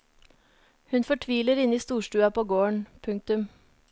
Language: Norwegian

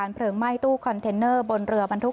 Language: Thai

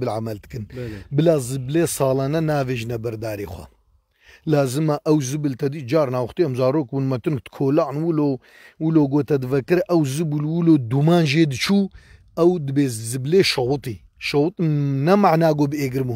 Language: Turkish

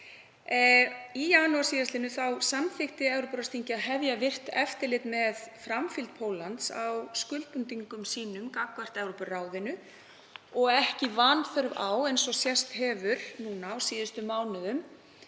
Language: Icelandic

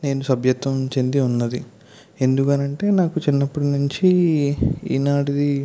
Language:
Telugu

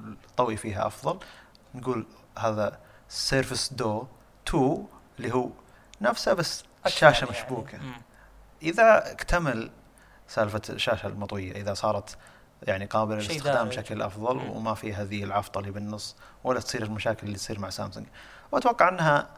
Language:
Arabic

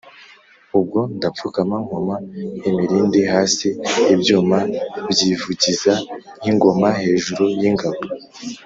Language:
Kinyarwanda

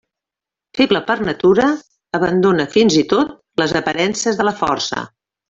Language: Catalan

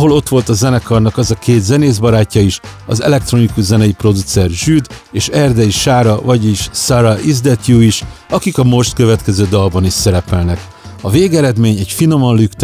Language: Hungarian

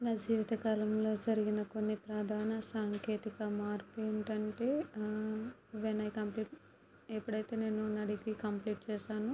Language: Telugu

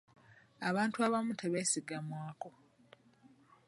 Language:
Ganda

